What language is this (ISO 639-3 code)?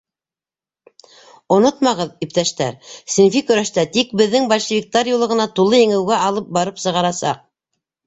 bak